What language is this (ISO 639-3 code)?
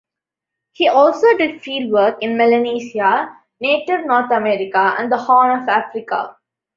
eng